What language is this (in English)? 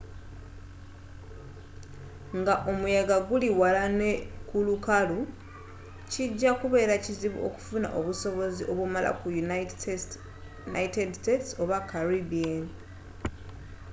Ganda